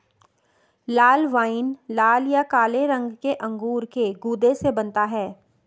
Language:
Hindi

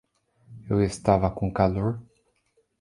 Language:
Portuguese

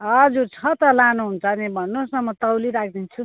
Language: Nepali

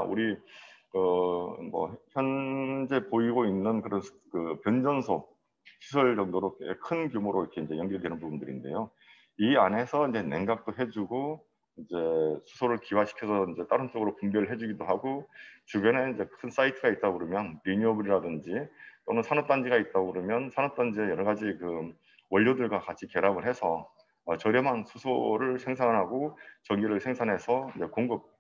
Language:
Korean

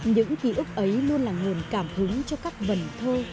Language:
Vietnamese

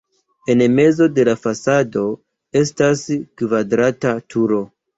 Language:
Esperanto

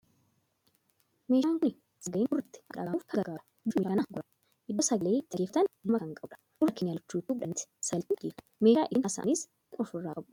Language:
Oromo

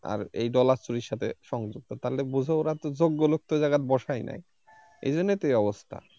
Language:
Bangla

